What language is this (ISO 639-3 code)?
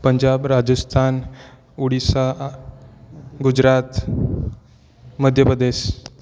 hin